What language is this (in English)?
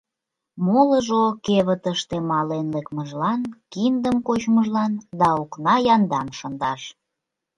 Mari